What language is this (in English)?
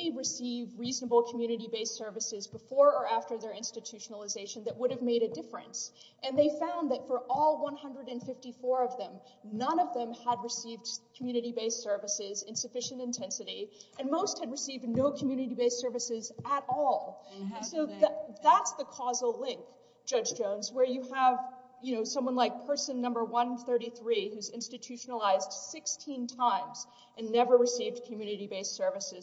English